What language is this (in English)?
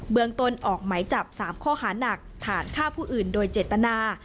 Thai